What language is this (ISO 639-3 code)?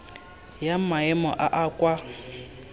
tsn